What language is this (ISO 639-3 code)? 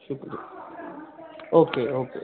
urd